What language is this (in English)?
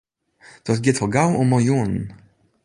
Western Frisian